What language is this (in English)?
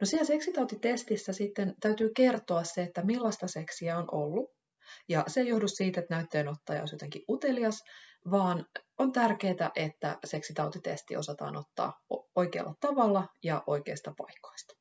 Finnish